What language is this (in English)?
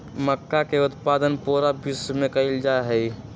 Magahi